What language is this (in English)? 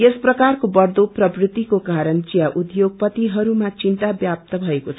Nepali